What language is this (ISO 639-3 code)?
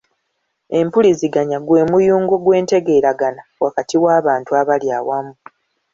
lug